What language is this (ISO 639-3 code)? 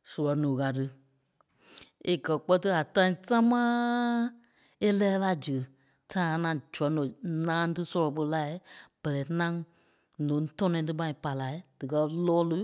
kpe